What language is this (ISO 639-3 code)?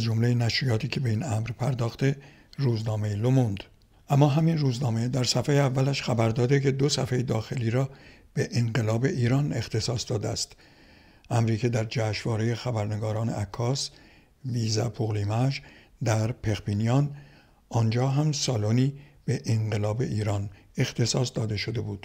fas